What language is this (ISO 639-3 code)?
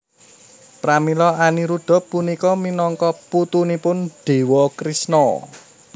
jav